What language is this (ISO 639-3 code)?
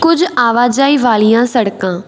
pan